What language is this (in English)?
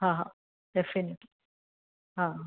Sindhi